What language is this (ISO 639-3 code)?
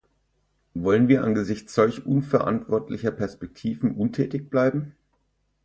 deu